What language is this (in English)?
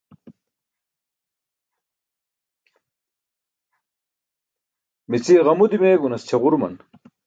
Burushaski